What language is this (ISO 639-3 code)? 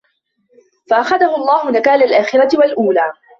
ara